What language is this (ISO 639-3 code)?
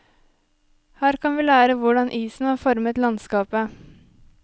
nor